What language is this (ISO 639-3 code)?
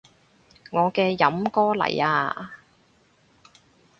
yue